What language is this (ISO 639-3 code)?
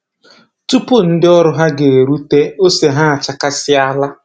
ibo